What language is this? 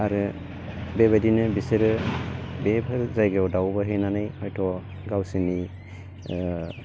Bodo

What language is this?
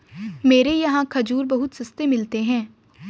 Hindi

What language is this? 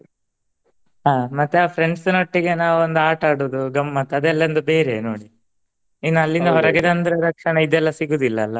Kannada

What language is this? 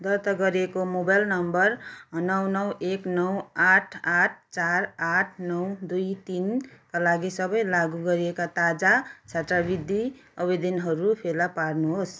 Nepali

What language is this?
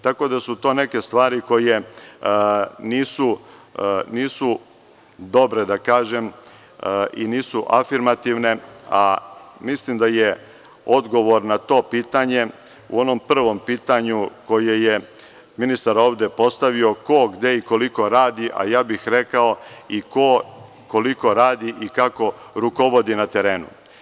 Serbian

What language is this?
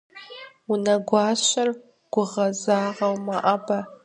Kabardian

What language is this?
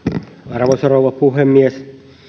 Finnish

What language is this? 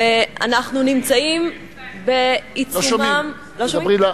Hebrew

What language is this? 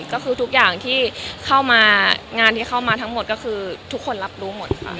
Thai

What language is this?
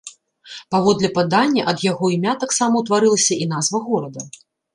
Belarusian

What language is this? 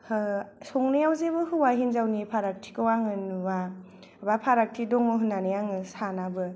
Bodo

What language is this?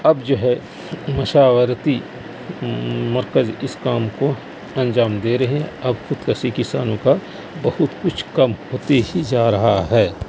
Urdu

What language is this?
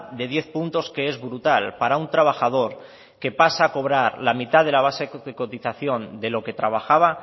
Spanish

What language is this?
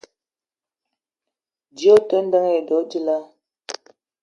Eton (Cameroon)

